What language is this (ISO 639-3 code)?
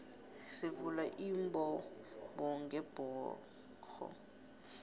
nbl